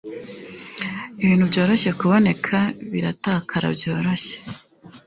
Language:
Kinyarwanda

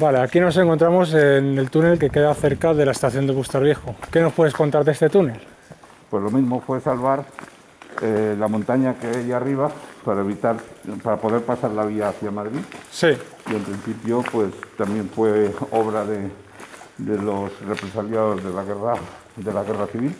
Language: Spanish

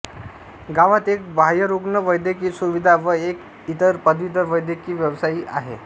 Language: Marathi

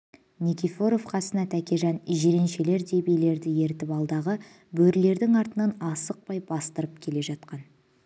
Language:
Kazakh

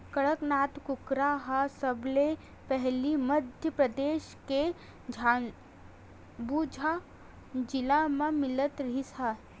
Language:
Chhattisgarhi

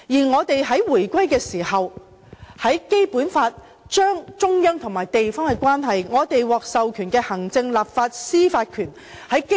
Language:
Cantonese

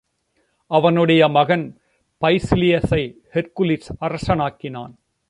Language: Tamil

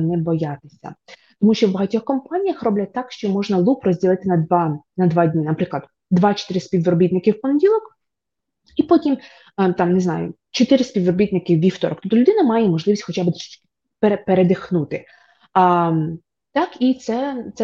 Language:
Ukrainian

